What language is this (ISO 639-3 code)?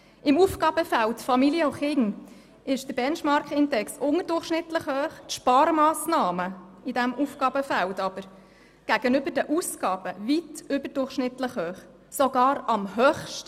gsw